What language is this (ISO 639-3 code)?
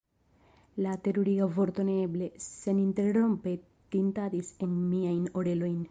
epo